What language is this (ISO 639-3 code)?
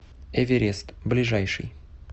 rus